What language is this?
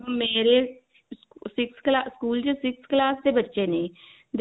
Punjabi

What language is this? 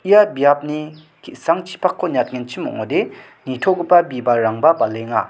Garo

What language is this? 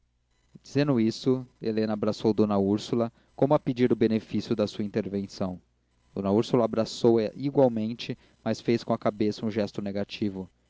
Portuguese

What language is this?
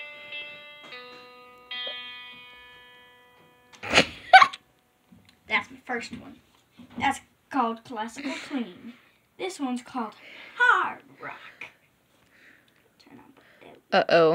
English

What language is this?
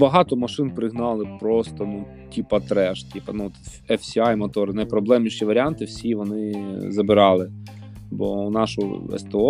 Ukrainian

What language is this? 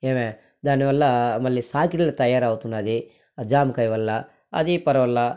Telugu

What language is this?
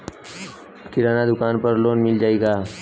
Bhojpuri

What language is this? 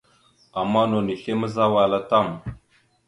Mada (Cameroon)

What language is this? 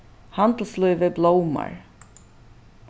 Faroese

